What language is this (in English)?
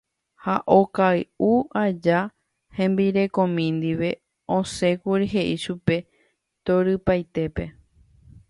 Guarani